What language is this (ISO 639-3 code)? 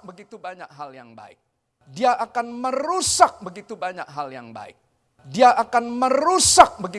ind